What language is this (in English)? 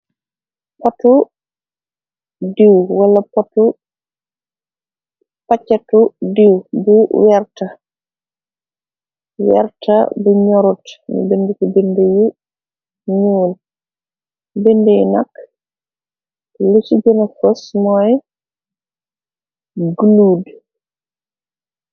Wolof